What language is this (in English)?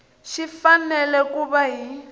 Tsonga